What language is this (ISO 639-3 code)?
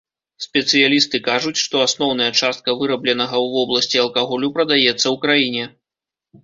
bel